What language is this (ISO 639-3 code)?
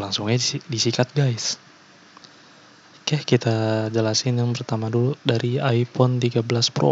ind